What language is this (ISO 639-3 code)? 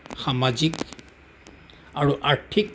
asm